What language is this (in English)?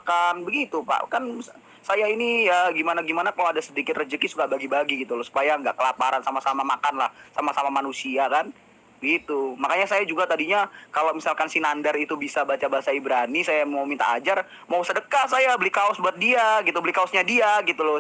Indonesian